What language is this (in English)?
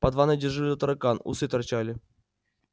Russian